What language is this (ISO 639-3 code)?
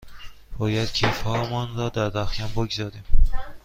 fas